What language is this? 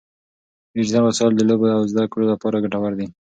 Pashto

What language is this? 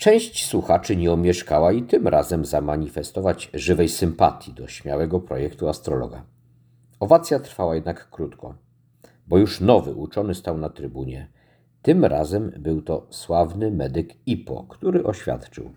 Polish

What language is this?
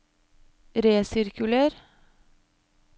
Norwegian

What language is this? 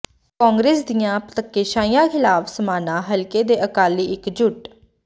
Punjabi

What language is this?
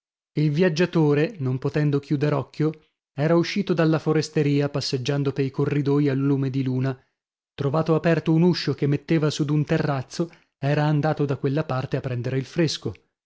Italian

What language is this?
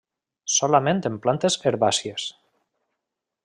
Catalan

